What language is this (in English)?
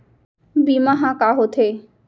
Chhattisgarhi